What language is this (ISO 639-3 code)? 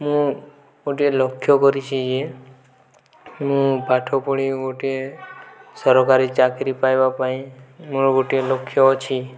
ori